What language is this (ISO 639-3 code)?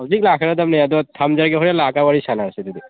mni